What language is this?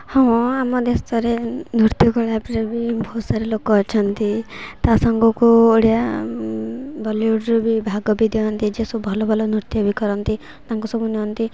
Odia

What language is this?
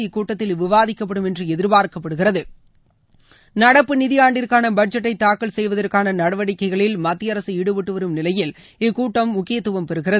Tamil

